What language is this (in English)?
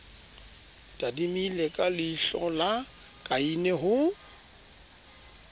Southern Sotho